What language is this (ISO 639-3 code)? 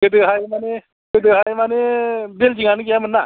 brx